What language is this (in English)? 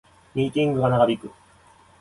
Japanese